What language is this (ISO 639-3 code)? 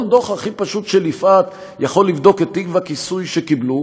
heb